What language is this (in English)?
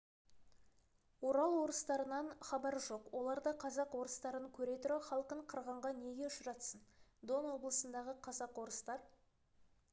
Kazakh